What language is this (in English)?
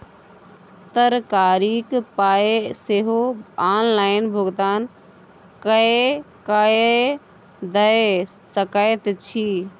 Maithili